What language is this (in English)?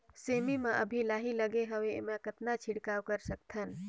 Chhattisgarhi